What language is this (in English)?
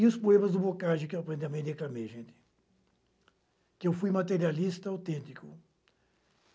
Portuguese